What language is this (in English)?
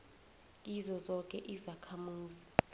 South Ndebele